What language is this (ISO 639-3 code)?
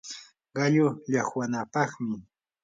qur